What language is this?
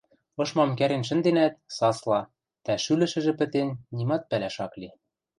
Western Mari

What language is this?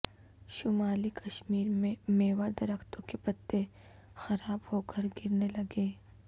Urdu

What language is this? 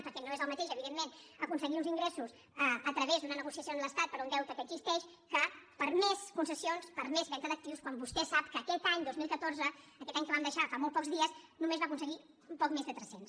Catalan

